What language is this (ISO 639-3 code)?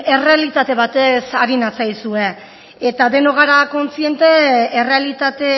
eus